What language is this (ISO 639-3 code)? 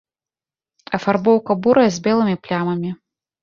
bel